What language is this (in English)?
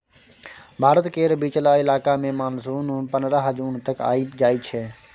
Maithili